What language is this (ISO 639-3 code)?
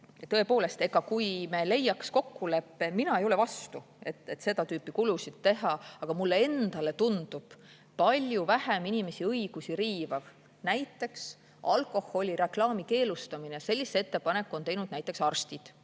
est